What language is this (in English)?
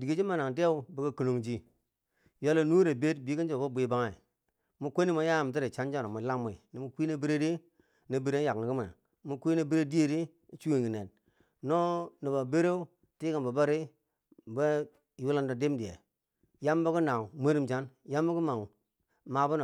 Bangwinji